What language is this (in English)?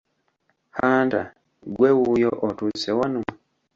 Ganda